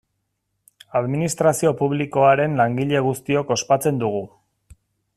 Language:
Basque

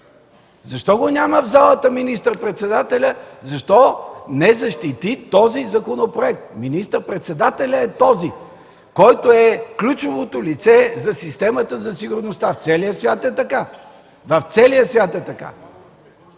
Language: Bulgarian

